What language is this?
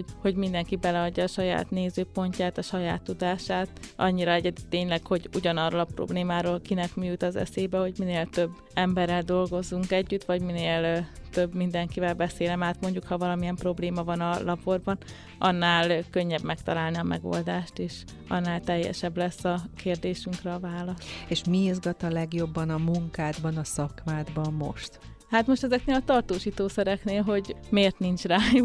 Hungarian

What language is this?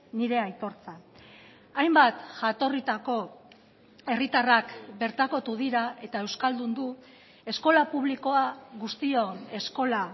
Basque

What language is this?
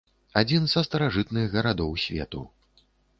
Belarusian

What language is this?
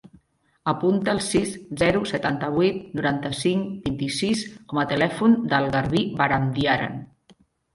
Catalan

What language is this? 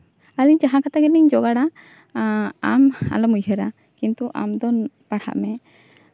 Santali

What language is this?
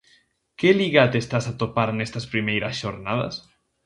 Galician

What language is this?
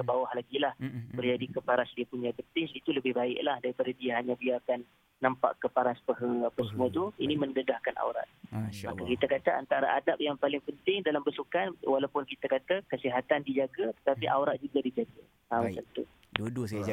Malay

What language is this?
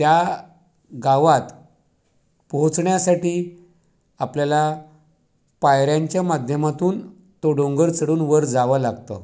Marathi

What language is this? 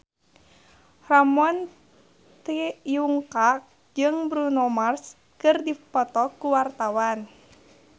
Sundanese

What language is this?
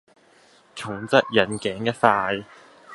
Cantonese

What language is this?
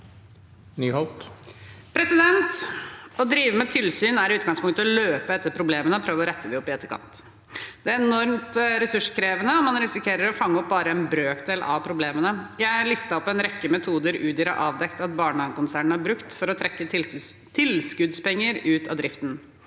Norwegian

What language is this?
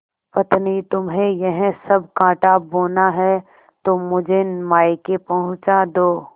Hindi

